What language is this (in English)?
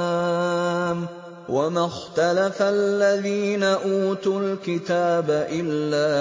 Arabic